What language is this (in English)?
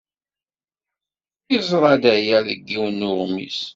Kabyle